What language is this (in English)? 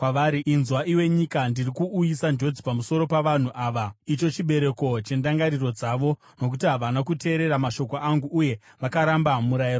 Shona